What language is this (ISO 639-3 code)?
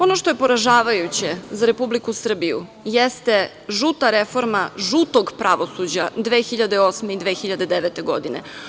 srp